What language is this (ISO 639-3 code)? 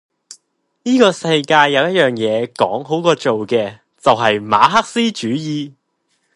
yue